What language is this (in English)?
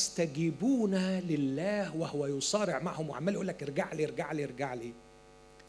Arabic